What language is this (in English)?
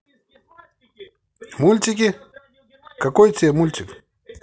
Russian